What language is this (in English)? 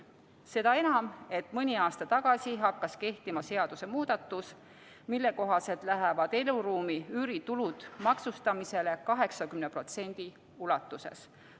Estonian